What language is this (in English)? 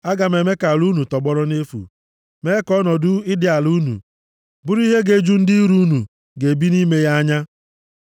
Igbo